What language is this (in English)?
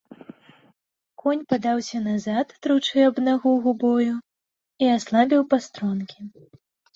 Belarusian